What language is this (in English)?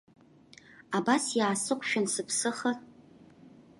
Abkhazian